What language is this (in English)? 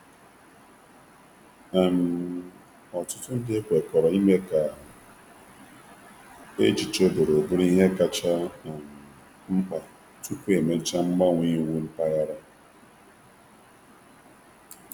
Igbo